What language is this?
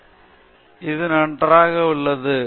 Tamil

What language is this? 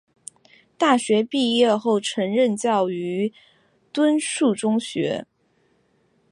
Chinese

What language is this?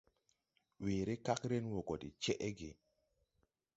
Tupuri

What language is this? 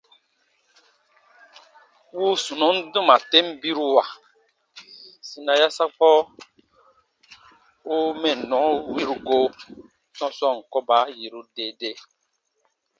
Baatonum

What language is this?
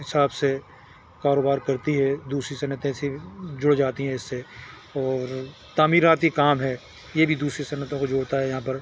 Urdu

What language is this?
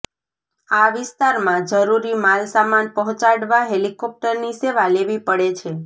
Gujarati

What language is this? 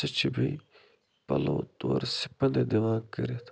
Kashmiri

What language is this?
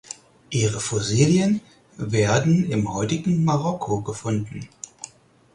German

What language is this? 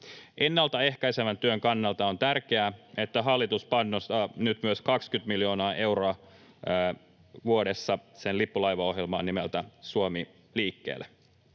Finnish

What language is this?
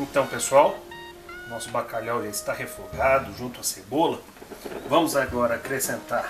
Portuguese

